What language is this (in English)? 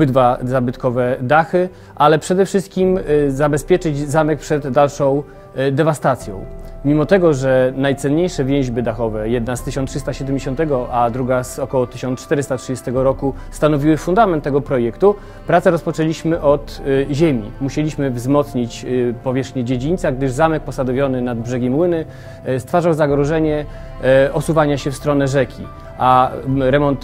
Polish